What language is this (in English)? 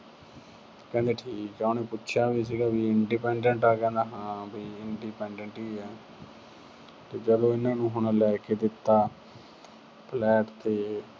Punjabi